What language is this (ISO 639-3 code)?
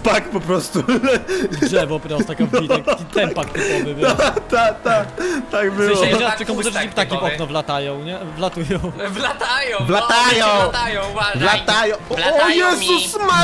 pol